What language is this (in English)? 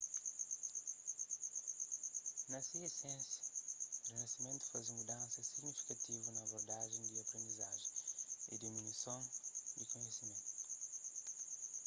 Kabuverdianu